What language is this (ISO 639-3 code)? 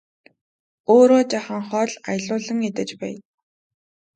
mon